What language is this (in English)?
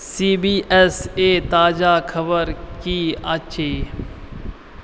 Maithili